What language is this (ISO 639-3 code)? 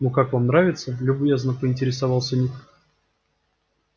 rus